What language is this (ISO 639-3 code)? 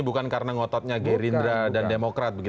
ind